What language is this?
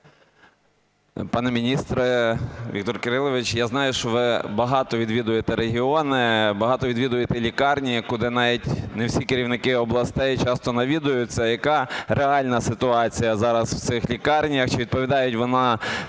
Ukrainian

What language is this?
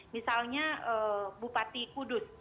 Indonesian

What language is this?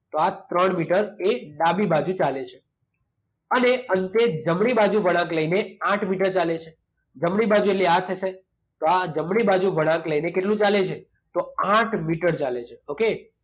Gujarati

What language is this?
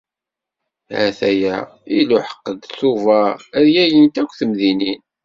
Kabyle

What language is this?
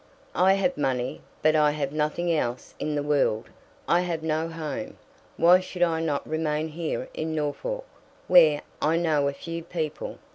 English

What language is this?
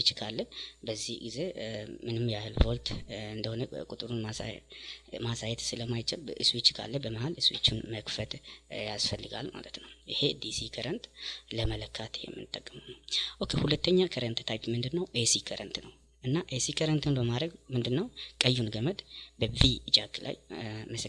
Indonesian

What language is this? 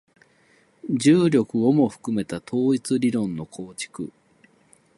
Japanese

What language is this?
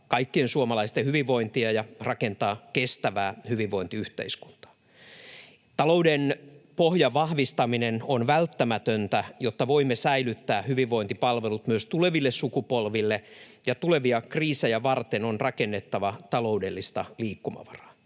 Finnish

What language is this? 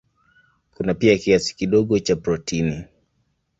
Swahili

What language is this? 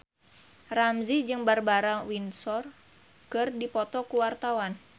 Sundanese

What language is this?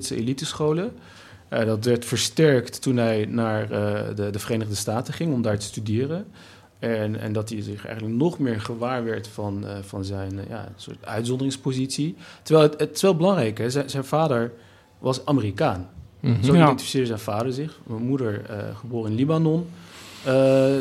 Dutch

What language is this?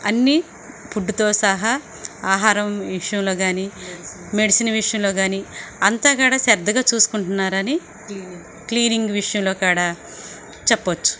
Telugu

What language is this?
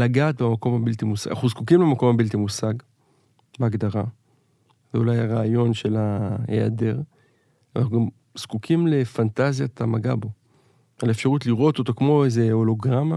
Hebrew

